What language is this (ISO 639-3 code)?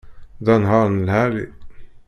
kab